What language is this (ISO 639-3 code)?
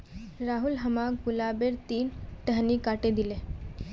mag